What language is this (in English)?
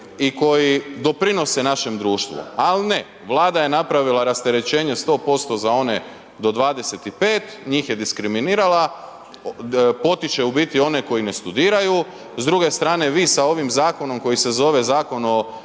Croatian